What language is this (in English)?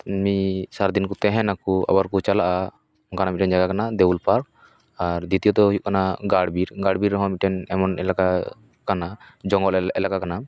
Santali